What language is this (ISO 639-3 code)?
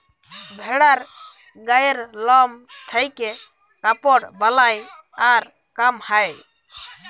ben